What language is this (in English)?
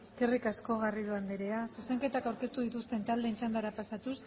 Basque